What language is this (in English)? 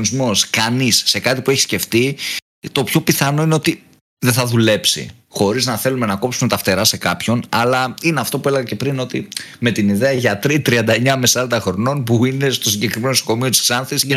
Greek